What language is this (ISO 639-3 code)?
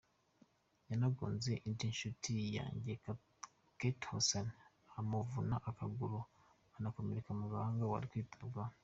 kin